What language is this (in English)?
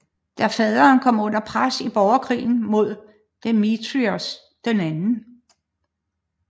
Danish